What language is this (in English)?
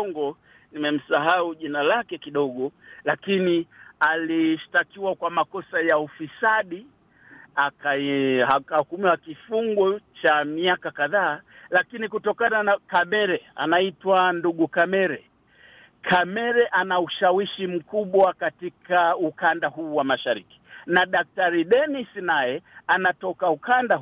Swahili